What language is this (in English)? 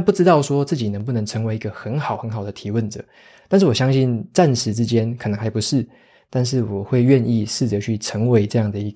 Chinese